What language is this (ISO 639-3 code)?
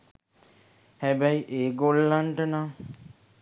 sin